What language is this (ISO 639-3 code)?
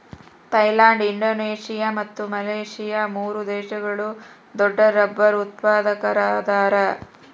kan